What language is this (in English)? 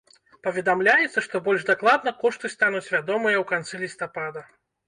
Belarusian